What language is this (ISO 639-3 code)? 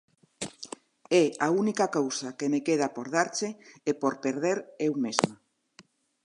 glg